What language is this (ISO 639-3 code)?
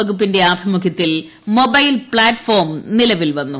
mal